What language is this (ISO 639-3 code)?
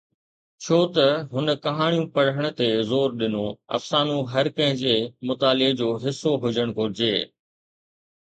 snd